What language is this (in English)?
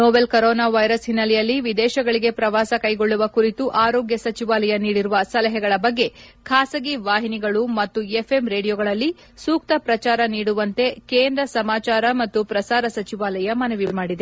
Kannada